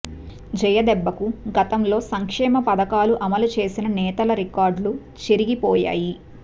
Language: Telugu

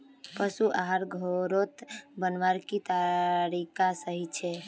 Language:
Magahi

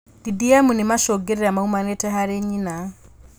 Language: Kikuyu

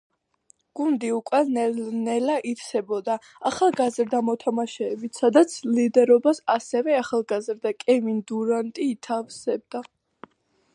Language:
Georgian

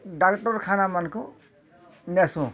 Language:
Odia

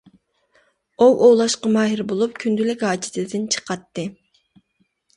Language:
Uyghur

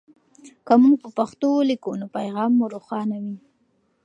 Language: Pashto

